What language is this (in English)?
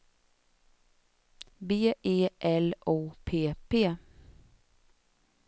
Swedish